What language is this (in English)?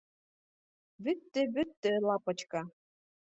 Bashkir